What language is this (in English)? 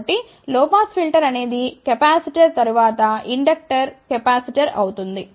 Telugu